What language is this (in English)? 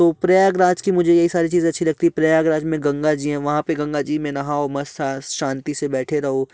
Hindi